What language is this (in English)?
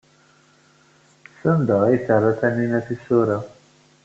Kabyle